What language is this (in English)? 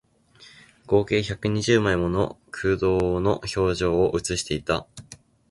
Japanese